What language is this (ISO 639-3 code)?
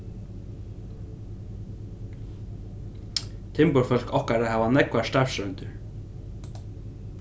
fao